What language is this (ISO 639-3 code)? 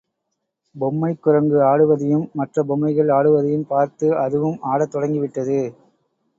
tam